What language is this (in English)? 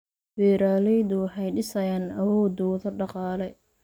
Somali